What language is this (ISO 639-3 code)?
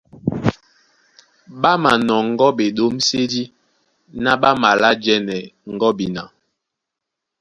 dua